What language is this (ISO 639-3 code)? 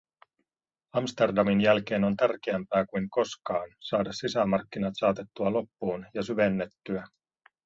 fin